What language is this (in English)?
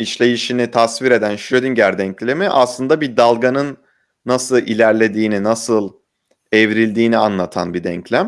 Turkish